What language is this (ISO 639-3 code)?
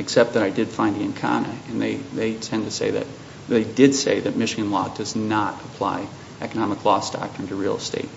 eng